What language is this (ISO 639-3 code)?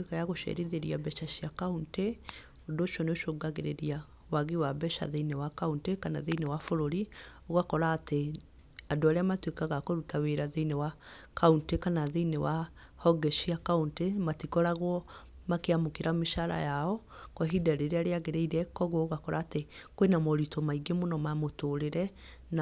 kik